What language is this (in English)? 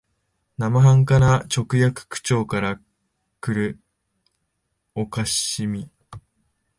Japanese